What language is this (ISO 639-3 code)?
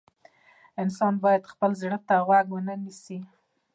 pus